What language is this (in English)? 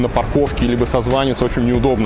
Russian